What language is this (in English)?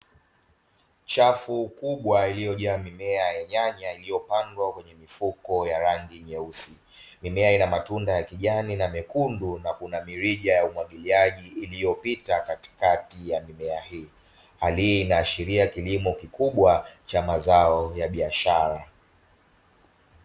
Swahili